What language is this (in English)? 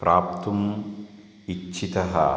Sanskrit